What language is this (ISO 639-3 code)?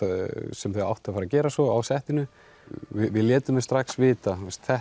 isl